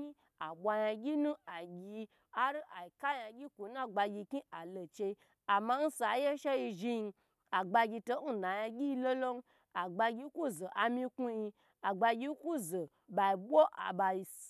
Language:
Gbagyi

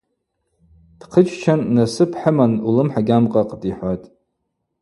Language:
Abaza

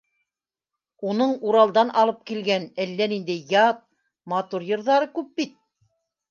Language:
Bashkir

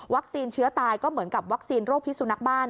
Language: Thai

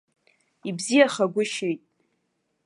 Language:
Abkhazian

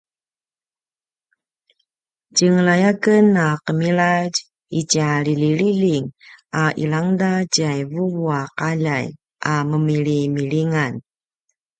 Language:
Paiwan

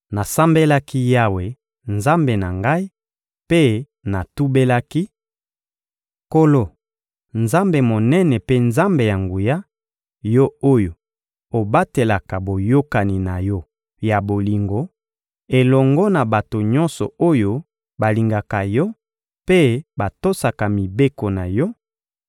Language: Lingala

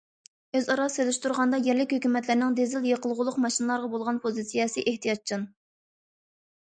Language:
Uyghur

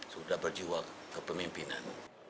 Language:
Indonesian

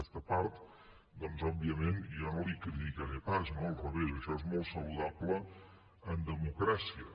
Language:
Catalan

